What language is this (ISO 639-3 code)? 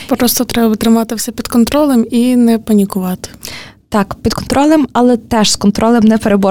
ukr